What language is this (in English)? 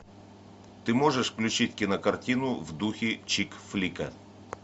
Russian